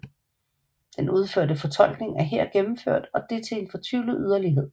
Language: Danish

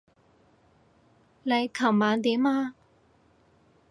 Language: Cantonese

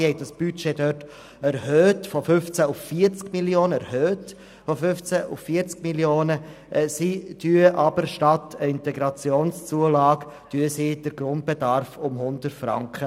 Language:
Swiss German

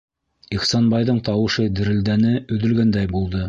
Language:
Bashkir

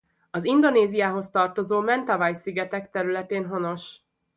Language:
Hungarian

